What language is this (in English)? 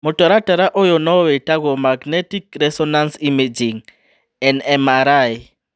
Kikuyu